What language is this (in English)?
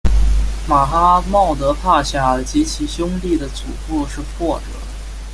Chinese